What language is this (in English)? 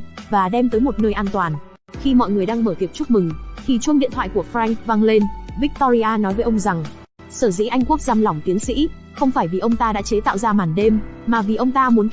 Vietnamese